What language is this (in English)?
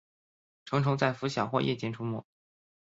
Chinese